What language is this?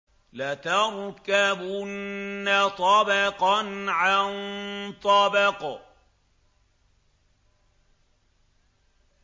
Arabic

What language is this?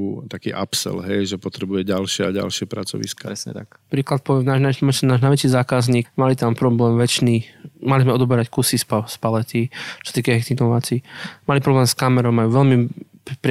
Slovak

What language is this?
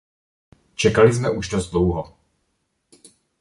Czech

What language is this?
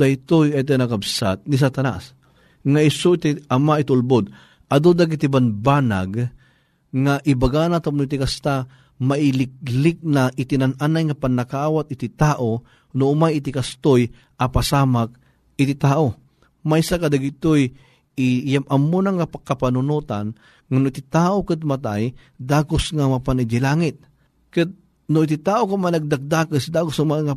Filipino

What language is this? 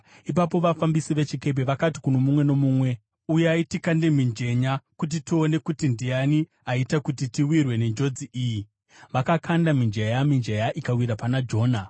Shona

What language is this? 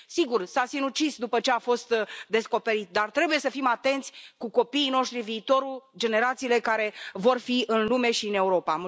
Romanian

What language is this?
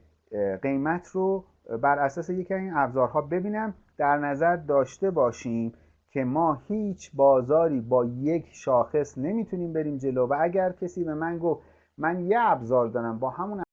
Persian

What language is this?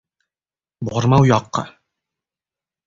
Uzbek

